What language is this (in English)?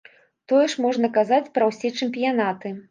Belarusian